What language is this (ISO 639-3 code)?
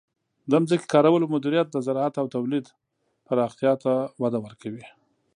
pus